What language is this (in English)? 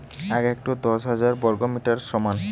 Bangla